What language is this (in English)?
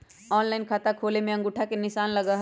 Magahi